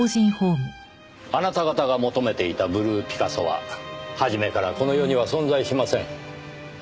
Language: Japanese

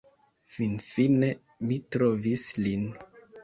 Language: Esperanto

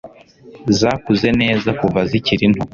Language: Kinyarwanda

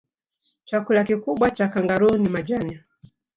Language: Swahili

